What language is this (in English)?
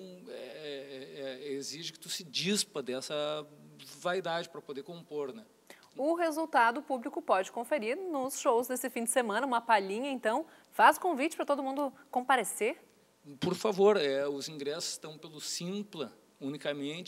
Portuguese